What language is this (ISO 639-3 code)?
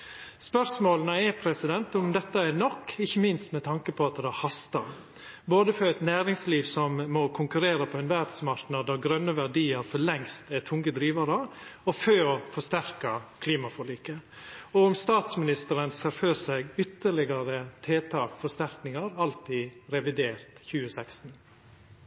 nor